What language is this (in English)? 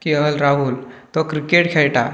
Konkani